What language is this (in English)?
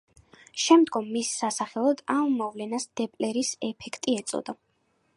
Georgian